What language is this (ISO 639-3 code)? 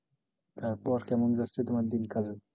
ben